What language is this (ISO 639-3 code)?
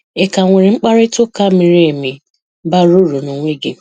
ibo